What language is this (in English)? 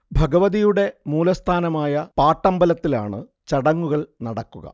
Malayalam